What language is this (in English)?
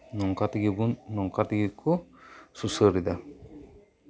Santali